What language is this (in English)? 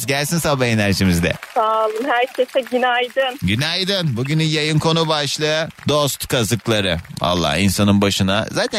Turkish